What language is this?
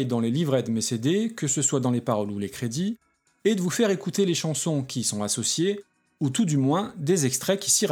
French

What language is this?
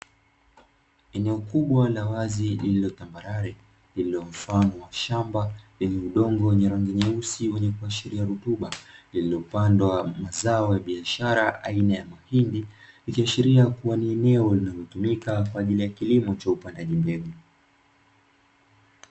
Swahili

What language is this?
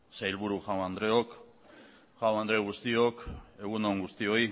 Basque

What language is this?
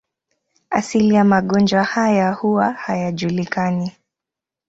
Swahili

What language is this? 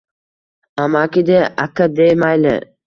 Uzbek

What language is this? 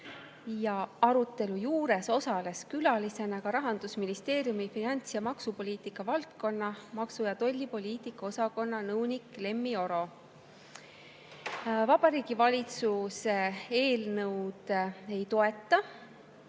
Estonian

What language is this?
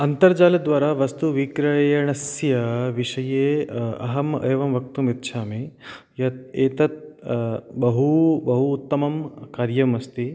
Sanskrit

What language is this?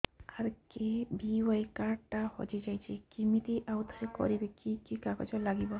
Odia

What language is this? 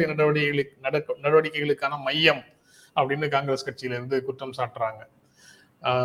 Tamil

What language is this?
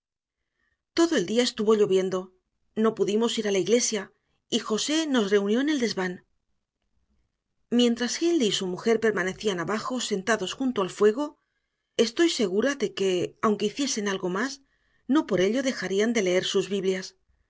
Spanish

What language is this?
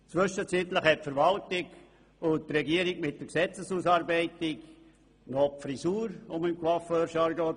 Swiss German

